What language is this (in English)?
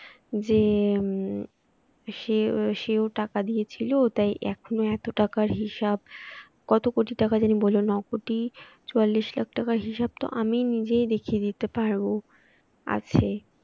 Bangla